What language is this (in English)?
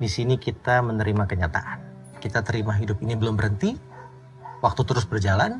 Indonesian